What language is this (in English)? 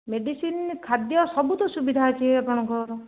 Odia